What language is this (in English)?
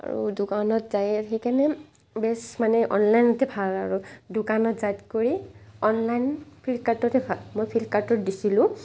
Assamese